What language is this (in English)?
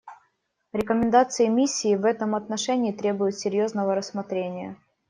Russian